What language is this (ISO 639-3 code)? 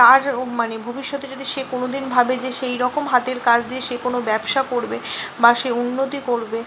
ben